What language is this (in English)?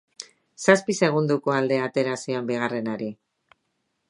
Basque